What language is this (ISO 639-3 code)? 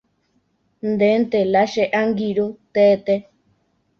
grn